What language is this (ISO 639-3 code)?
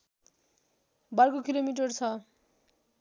nep